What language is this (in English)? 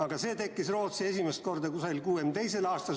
Estonian